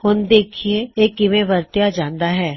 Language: Punjabi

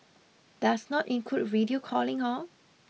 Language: English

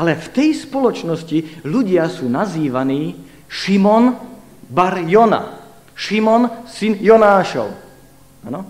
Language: Slovak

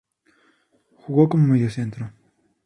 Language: Spanish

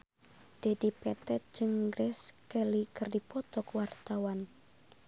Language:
Sundanese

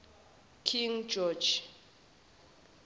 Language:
Zulu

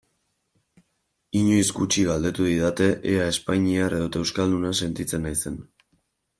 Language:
Basque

